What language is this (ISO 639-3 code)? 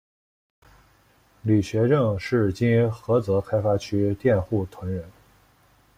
zho